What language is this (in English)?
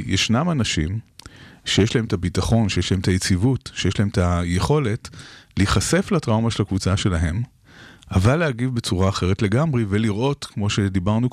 Hebrew